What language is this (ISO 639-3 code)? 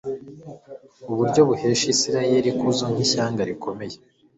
kin